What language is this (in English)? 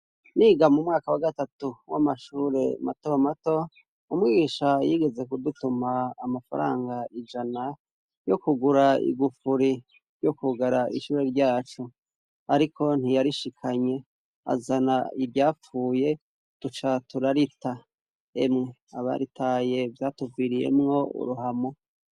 Rundi